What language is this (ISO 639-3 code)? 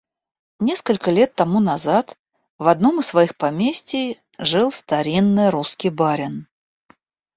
rus